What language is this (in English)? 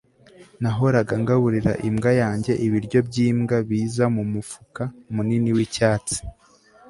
Kinyarwanda